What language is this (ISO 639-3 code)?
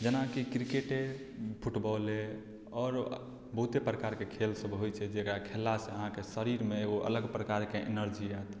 mai